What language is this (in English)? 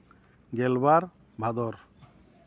Santali